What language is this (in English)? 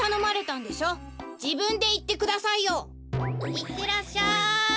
Japanese